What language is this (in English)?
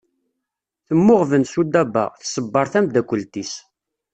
Kabyle